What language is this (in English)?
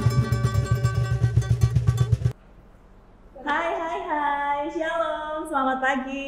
Indonesian